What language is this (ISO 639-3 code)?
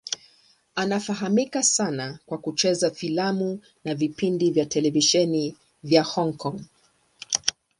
swa